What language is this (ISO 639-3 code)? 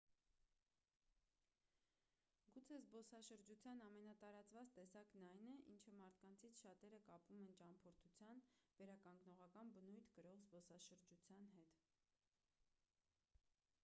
hye